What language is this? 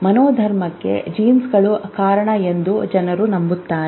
Kannada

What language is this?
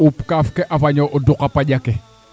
Serer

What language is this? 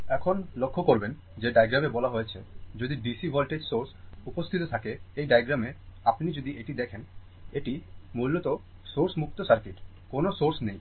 Bangla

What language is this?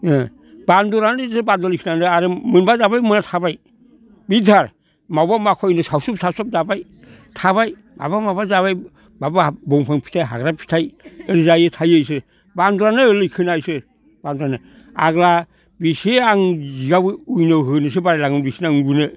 Bodo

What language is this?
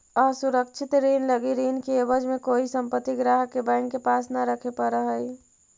Magahi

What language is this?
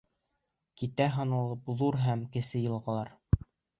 Bashkir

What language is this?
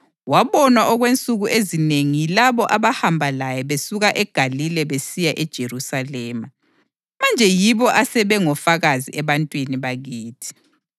North Ndebele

